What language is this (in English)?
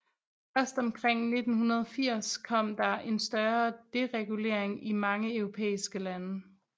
Danish